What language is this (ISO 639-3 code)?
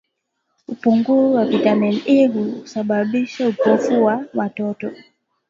swa